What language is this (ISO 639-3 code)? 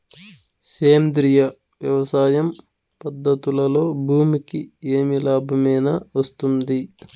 tel